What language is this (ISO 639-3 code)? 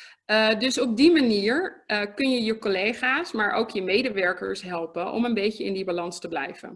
nld